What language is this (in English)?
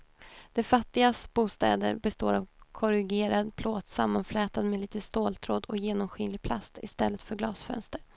Swedish